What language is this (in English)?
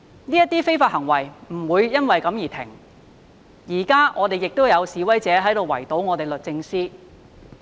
Cantonese